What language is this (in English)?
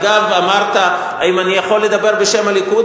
Hebrew